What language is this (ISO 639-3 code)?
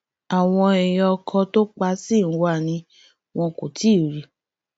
yor